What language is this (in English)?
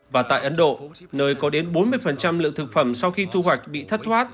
Vietnamese